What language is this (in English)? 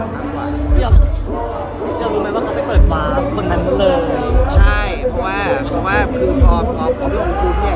Thai